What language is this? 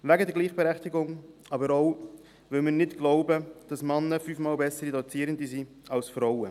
Swiss German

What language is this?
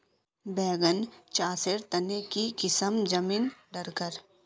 Magahi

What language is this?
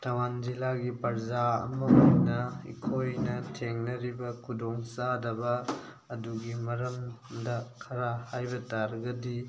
Manipuri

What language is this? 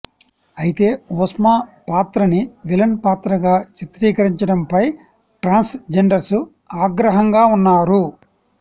Telugu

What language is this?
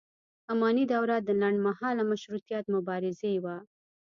Pashto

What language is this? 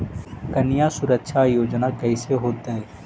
Magahi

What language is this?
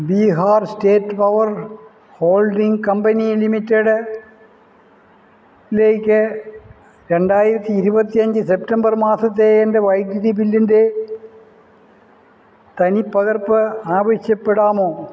Malayalam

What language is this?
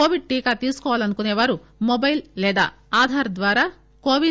Telugu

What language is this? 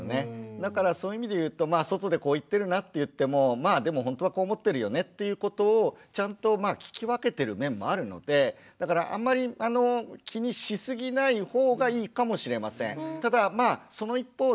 Japanese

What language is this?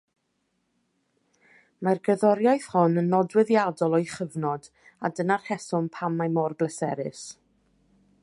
Welsh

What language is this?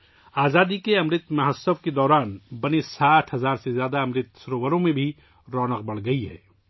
Urdu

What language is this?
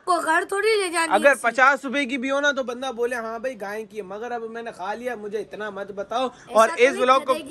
Hindi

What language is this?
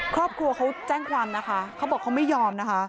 Thai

